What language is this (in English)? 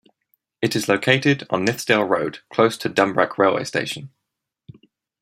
English